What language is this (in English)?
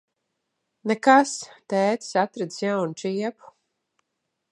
Latvian